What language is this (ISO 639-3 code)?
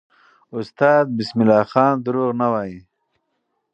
pus